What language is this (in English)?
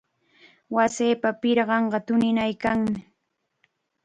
Chiquián Ancash Quechua